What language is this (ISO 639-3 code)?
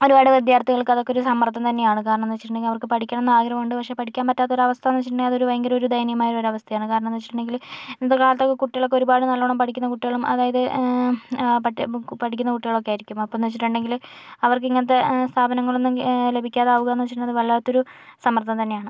mal